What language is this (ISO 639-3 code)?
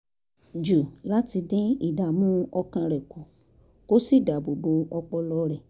yor